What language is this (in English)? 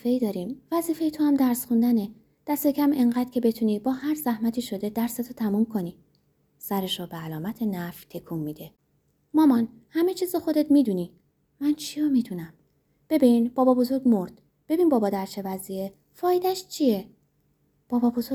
Persian